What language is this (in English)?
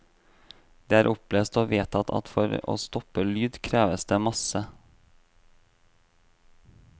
Norwegian